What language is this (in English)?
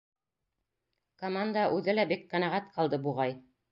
Bashkir